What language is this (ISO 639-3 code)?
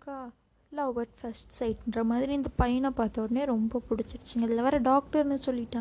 tam